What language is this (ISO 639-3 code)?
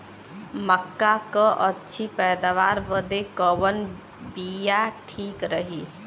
bho